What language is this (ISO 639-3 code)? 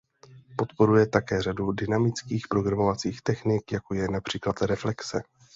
ces